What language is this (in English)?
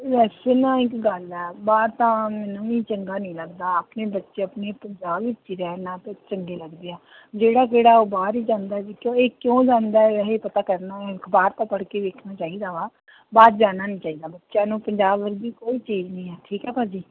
Punjabi